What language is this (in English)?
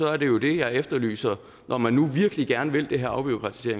Danish